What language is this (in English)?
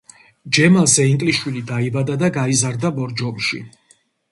Georgian